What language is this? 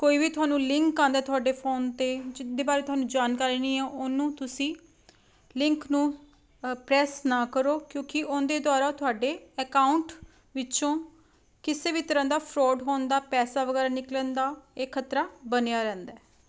Punjabi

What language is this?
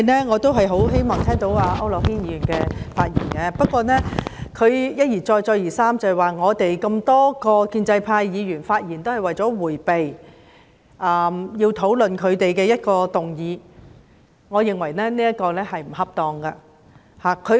Cantonese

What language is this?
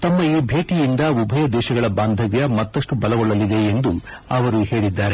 Kannada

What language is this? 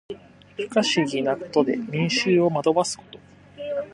Japanese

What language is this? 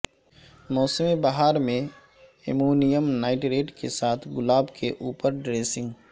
Urdu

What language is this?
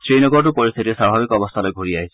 Assamese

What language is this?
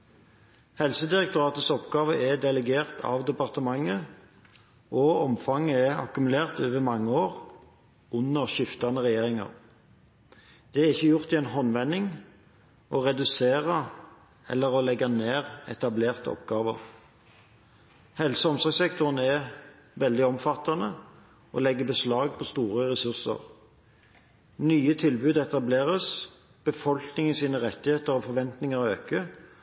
Norwegian Bokmål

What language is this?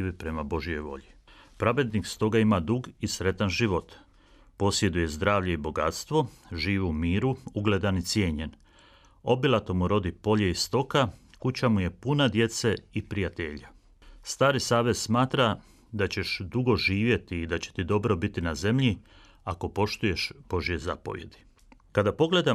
Croatian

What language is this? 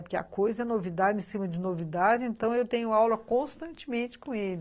Portuguese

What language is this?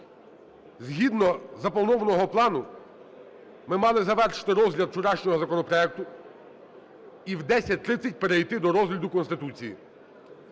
Ukrainian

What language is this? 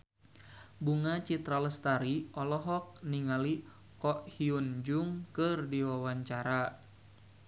Sundanese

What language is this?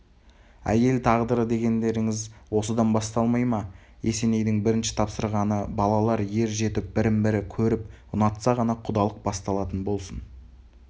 Kazakh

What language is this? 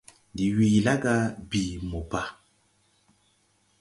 Tupuri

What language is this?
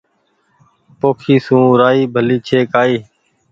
Goaria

